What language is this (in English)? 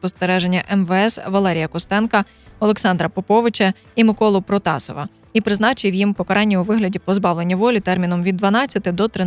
Ukrainian